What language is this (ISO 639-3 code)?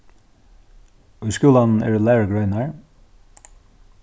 fao